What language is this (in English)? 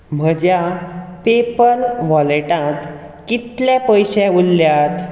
Konkani